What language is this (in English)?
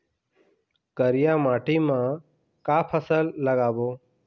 Chhattisgarhi